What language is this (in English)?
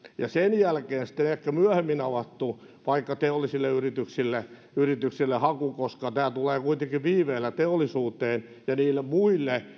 Finnish